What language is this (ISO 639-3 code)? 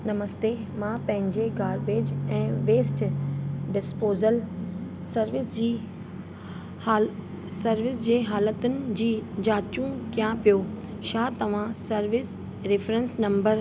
snd